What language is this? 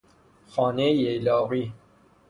Persian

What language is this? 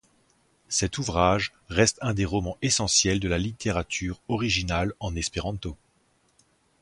French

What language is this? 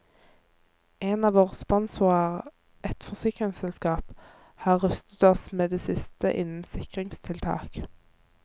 Norwegian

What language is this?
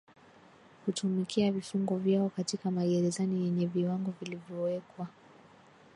Swahili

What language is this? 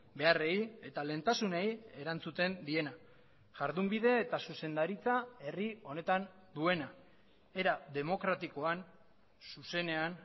Basque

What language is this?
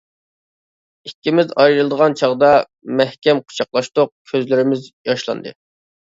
Uyghur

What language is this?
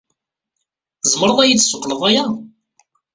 Kabyle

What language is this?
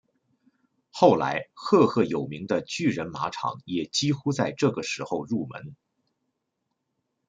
Chinese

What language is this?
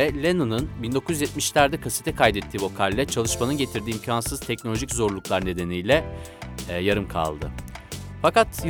Turkish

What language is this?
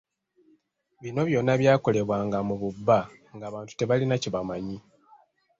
Ganda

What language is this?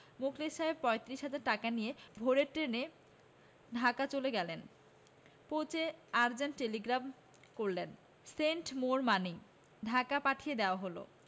Bangla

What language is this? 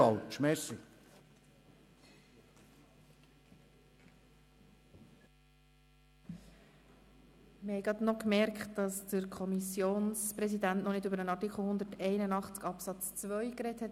Swiss German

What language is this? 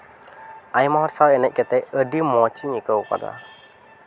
Santali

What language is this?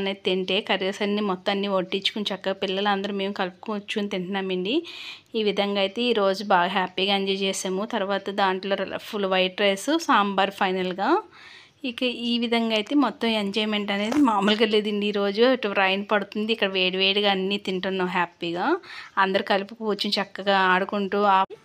Telugu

